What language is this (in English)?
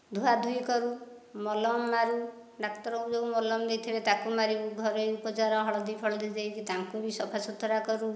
Odia